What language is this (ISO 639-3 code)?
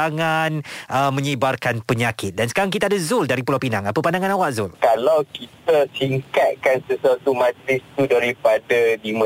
msa